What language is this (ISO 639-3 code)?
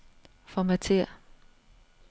dan